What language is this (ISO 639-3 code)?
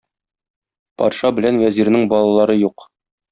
tat